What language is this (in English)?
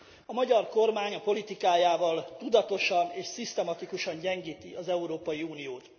Hungarian